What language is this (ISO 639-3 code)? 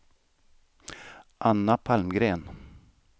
swe